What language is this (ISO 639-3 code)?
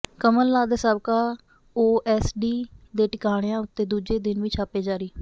pan